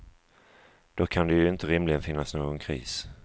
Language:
Swedish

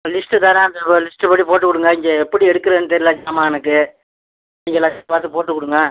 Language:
Tamil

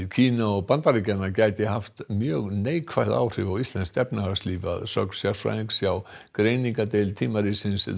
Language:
Icelandic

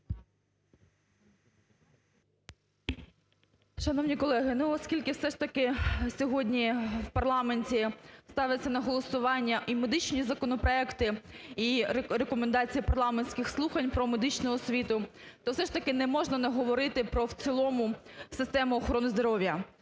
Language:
Ukrainian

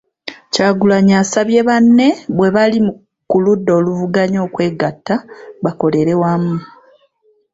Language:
Ganda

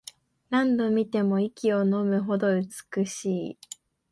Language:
Japanese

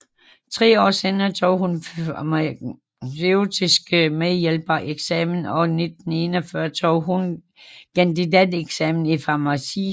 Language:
Danish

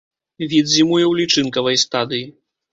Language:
Belarusian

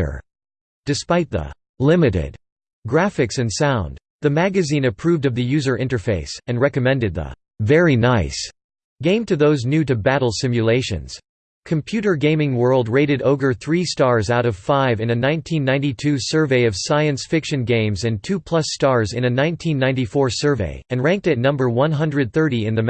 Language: English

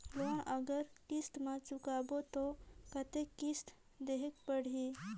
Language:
Chhattisgarhi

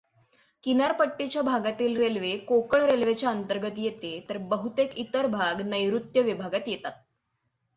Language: Marathi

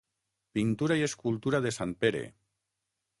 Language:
Catalan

